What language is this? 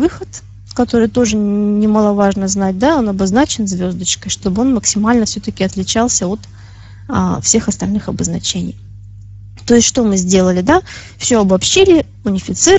Russian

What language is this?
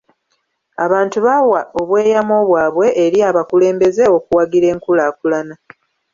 Ganda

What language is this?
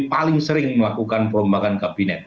Indonesian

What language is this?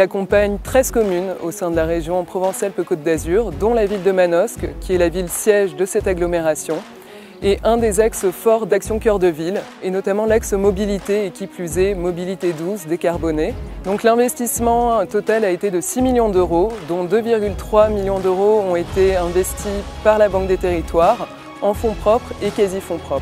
French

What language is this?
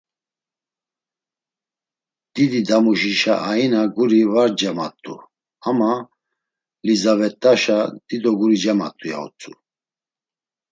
Laz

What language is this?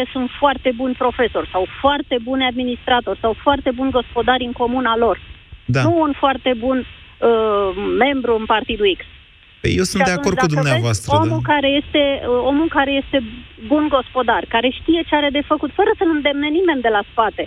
Romanian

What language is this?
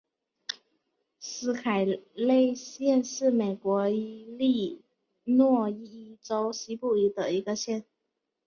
Chinese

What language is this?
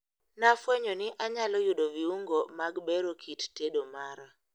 Luo (Kenya and Tanzania)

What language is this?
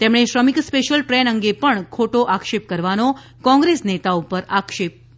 Gujarati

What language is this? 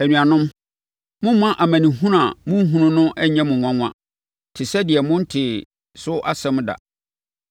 Akan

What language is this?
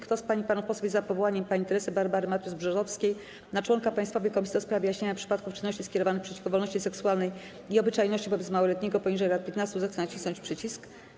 Polish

